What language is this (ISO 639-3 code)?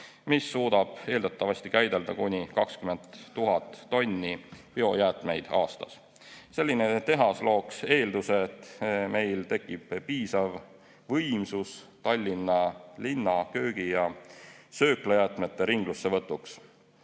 est